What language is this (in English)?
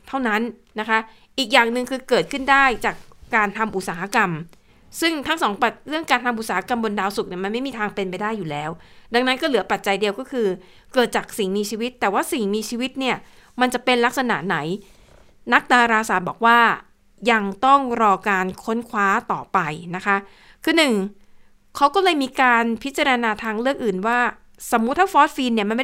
Thai